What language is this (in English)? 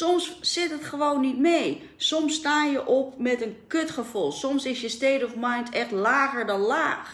Dutch